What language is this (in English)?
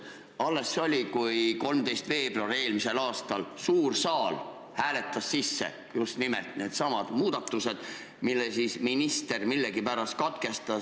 Estonian